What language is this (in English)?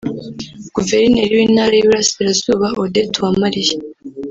Kinyarwanda